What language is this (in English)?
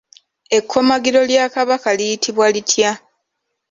Ganda